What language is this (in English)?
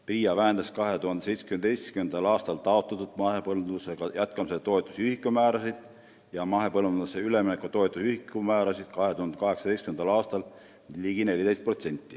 Estonian